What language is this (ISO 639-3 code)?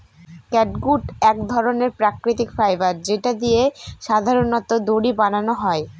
ben